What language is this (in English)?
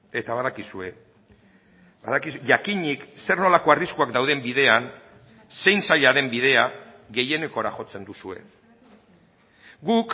Basque